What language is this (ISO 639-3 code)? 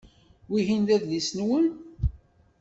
kab